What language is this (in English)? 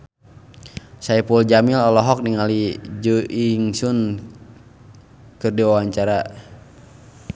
Sundanese